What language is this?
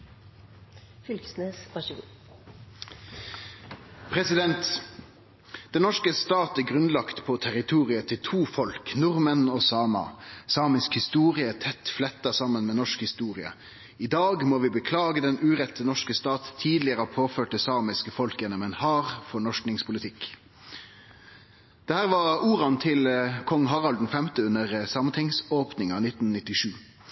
Norwegian Nynorsk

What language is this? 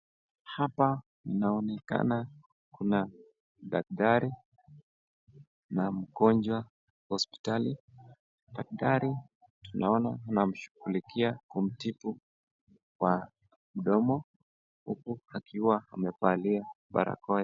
Swahili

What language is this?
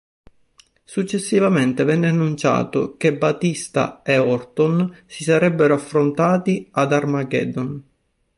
Italian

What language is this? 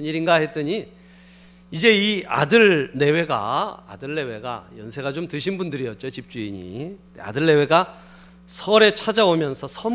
Korean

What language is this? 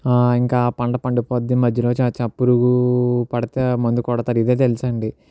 Telugu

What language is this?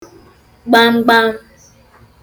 Igbo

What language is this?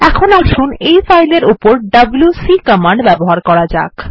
Bangla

